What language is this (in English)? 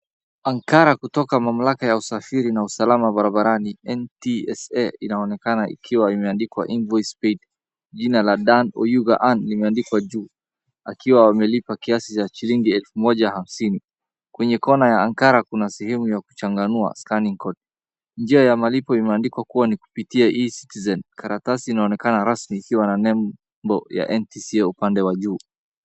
Swahili